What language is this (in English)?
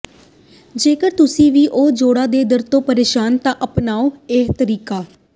Punjabi